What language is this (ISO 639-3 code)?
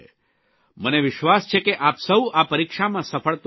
guj